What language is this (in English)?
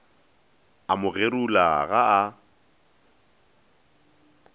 Northern Sotho